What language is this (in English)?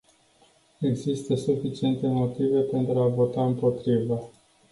Romanian